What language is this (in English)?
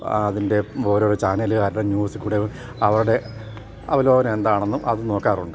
Malayalam